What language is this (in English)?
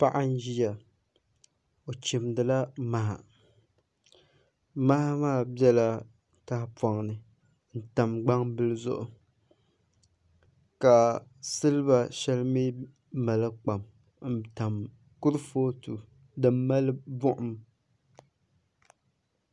Dagbani